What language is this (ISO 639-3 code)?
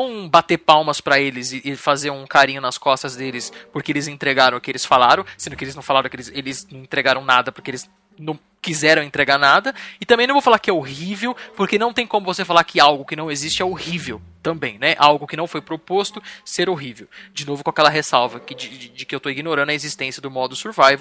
por